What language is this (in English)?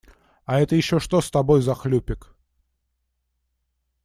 Russian